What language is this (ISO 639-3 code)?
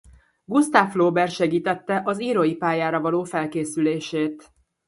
hun